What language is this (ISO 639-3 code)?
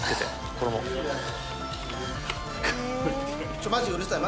jpn